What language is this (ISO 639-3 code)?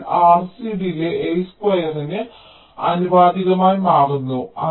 mal